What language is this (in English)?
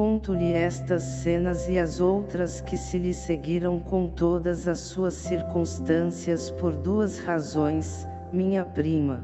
Portuguese